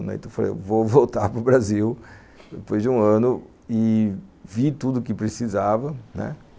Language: Portuguese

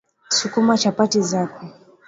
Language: Swahili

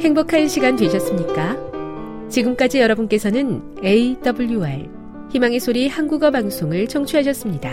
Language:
Korean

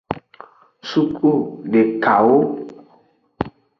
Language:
Aja (Benin)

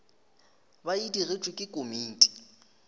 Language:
Northern Sotho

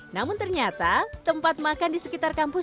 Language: Indonesian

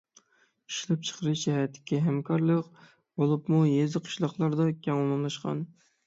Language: Uyghur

